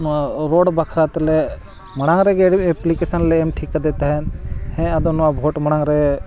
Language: Santali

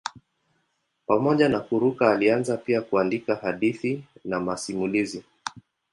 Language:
Swahili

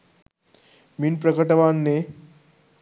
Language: Sinhala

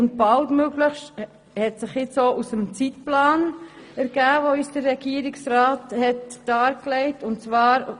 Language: Swiss German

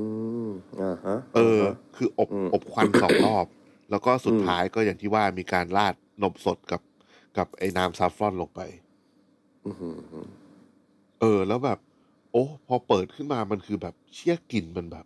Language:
Thai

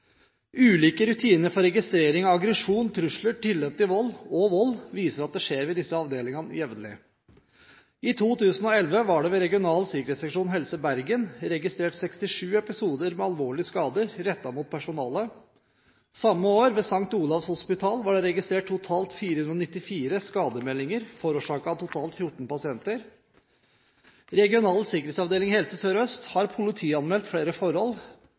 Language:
Norwegian Bokmål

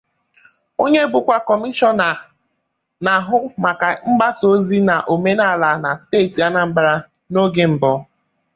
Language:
Igbo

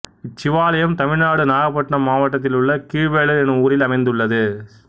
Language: Tamil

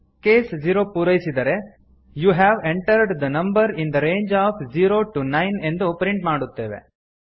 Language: Kannada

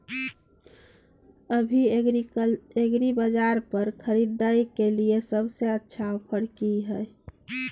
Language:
Maithili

